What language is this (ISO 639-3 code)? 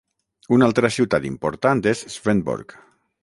cat